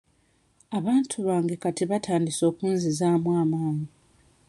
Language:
Ganda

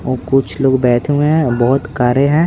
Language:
Hindi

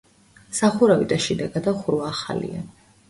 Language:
Georgian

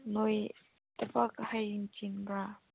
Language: Manipuri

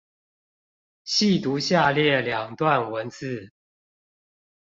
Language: Chinese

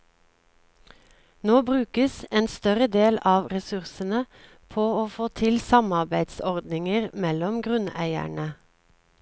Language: Norwegian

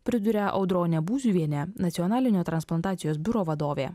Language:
Lithuanian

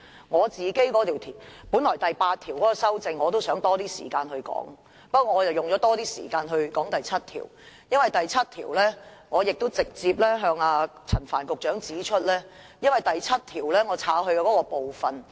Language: Cantonese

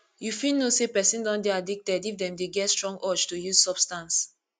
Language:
Nigerian Pidgin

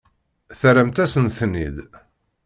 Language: Kabyle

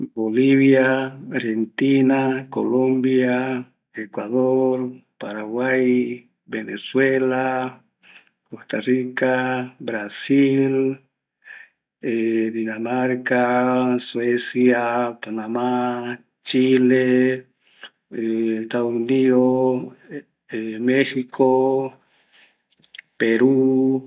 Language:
Eastern Bolivian Guaraní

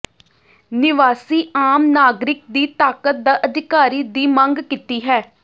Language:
Punjabi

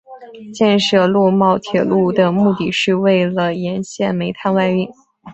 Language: Chinese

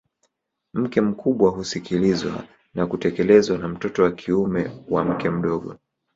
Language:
Swahili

